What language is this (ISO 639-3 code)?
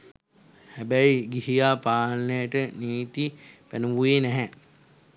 sin